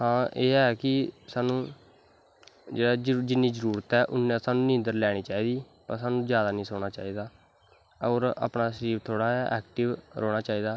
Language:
Dogri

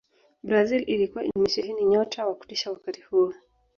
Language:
Swahili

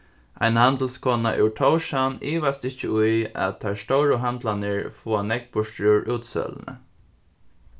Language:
Faroese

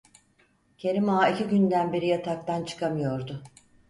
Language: Turkish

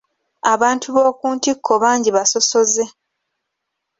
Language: Ganda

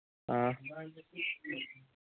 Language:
Manipuri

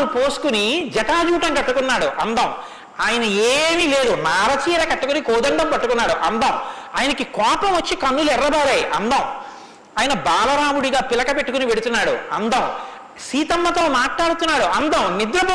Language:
Telugu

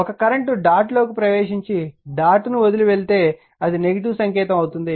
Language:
Telugu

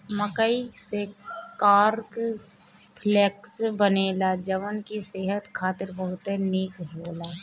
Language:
Bhojpuri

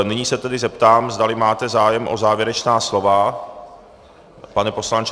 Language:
Czech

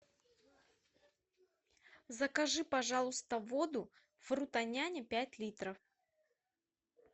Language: Russian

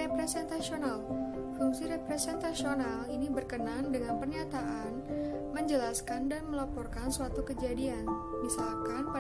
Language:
Indonesian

